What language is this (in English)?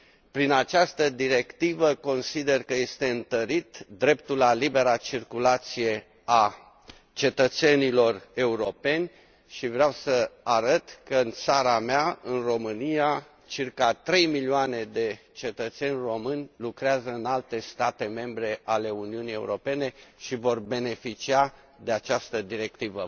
Romanian